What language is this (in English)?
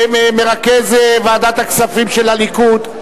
Hebrew